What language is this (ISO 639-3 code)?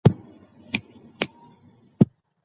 pus